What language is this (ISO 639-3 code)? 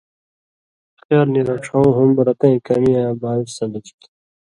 mvy